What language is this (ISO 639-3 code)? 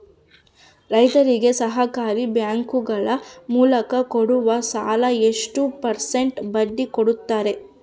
kan